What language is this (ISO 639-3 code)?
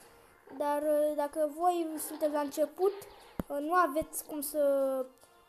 ron